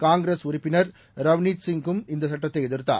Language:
Tamil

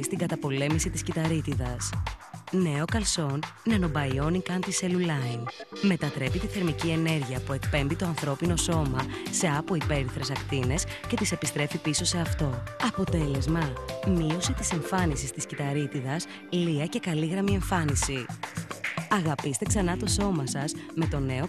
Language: Greek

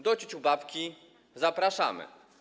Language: Polish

